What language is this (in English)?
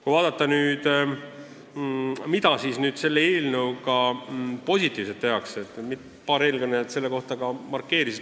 Estonian